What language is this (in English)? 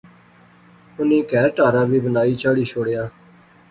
Pahari-Potwari